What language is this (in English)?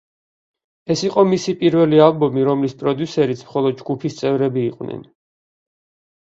Georgian